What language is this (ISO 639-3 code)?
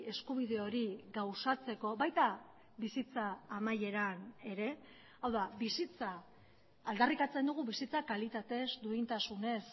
eus